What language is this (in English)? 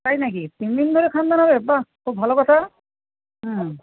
Bangla